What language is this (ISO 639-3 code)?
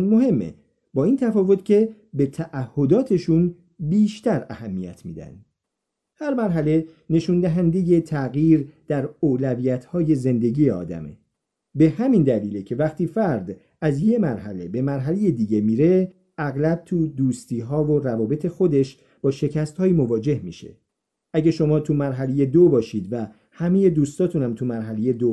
fas